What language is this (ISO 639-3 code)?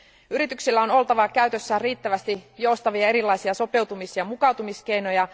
fin